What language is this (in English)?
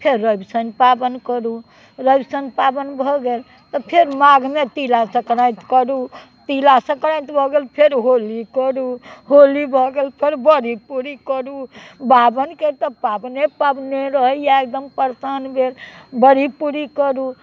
Maithili